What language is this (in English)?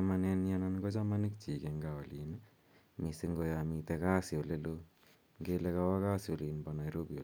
Kalenjin